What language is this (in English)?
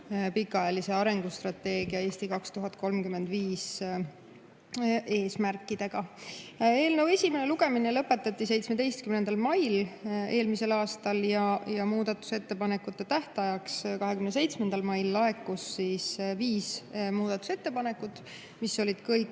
Estonian